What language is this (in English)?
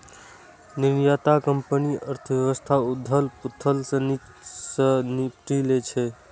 Maithili